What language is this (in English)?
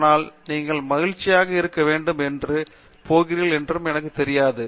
Tamil